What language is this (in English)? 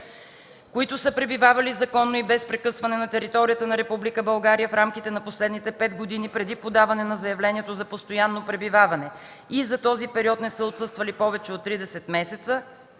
Bulgarian